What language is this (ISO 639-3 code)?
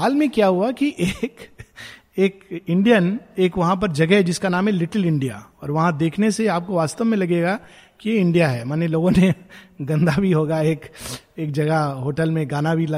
hin